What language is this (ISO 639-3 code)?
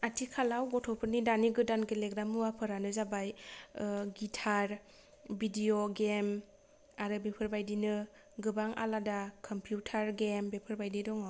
brx